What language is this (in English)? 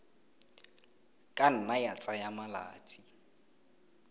Tswana